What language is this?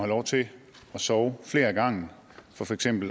Danish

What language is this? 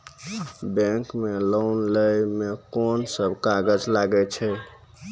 Maithili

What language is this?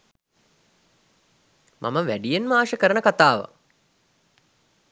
Sinhala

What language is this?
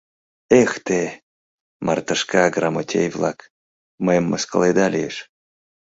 Mari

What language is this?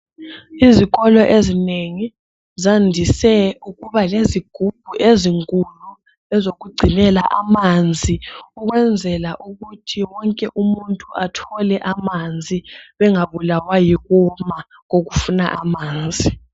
North Ndebele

